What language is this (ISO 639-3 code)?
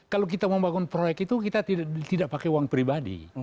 ind